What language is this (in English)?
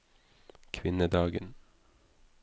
Norwegian